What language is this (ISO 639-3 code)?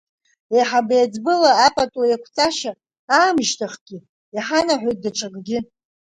abk